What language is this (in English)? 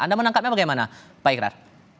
Indonesian